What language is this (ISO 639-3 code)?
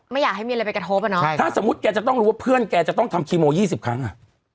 tha